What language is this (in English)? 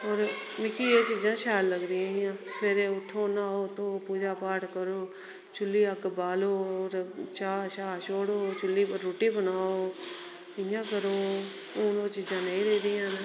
Dogri